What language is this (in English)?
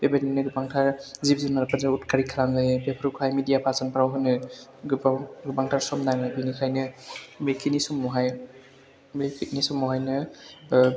Bodo